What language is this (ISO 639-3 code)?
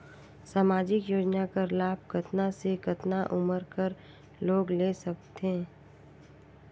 hne